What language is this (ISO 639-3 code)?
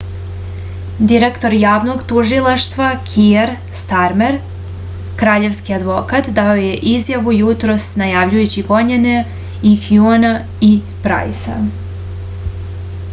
srp